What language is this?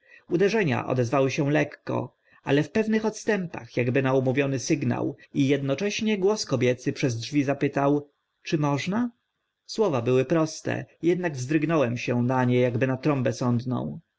Polish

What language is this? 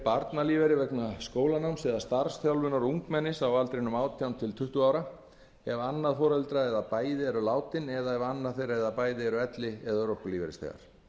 Icelandic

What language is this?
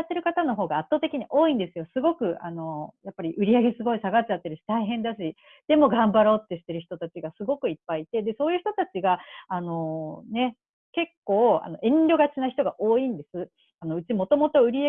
Japanese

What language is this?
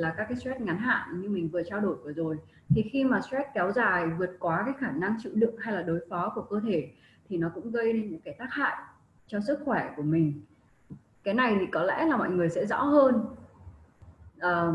Vietnamese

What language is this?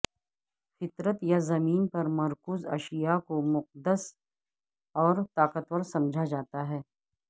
Urdu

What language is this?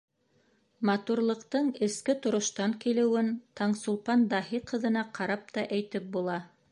Bashkir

